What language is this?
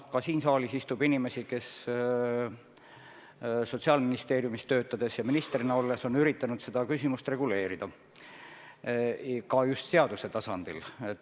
Estonian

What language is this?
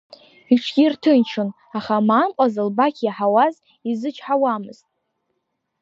Abkhazian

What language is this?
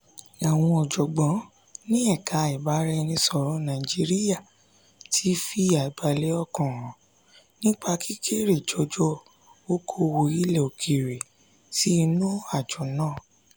Yoruba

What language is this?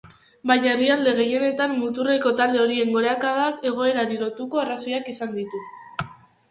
Basque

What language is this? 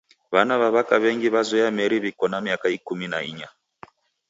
Taita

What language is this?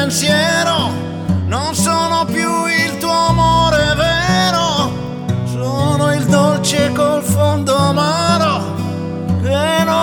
Ukrainian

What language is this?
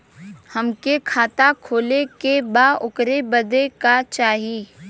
Bhojpuri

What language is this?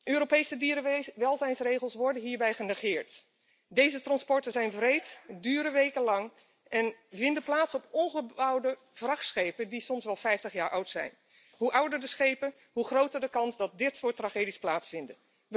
Dutch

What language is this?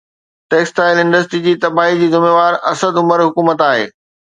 Sindhi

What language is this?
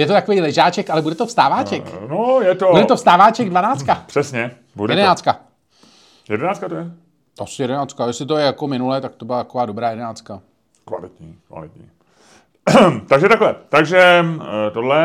Czech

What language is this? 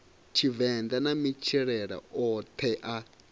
Venda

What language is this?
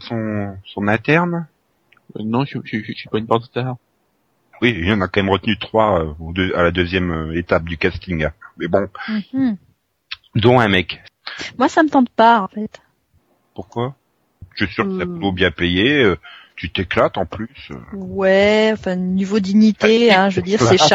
French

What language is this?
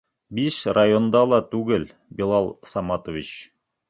Bashkir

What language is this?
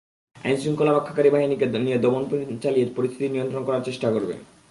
Bangla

